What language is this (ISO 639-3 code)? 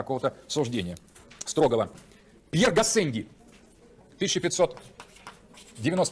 rus